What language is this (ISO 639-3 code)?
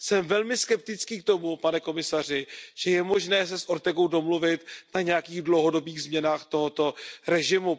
ces